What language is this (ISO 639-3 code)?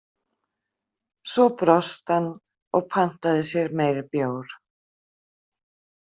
isl